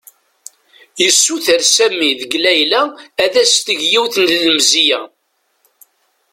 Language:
Kabyle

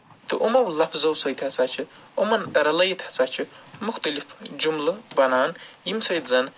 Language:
Kashmiri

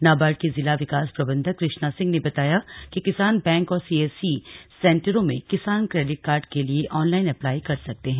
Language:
Hindi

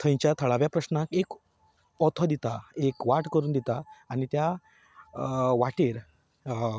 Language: Konkani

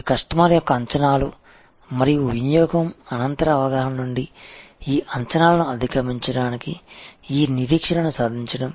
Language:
Telugu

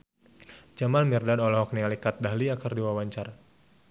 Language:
Sundanese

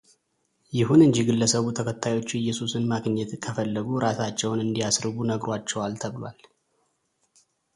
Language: Amharic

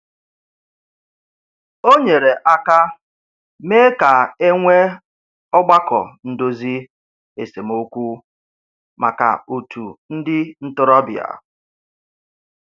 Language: Igbo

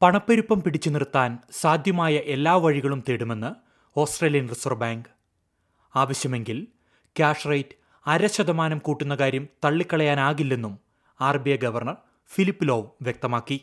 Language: Malayalam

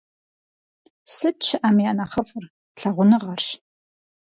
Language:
Kabardian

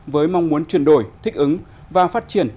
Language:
Vietnamese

